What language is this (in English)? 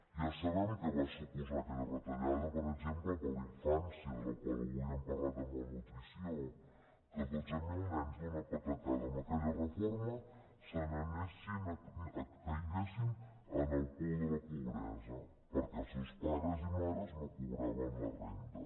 Catalan